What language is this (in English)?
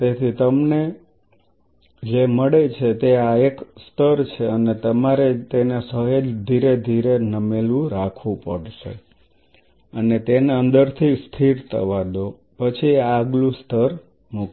Gujarati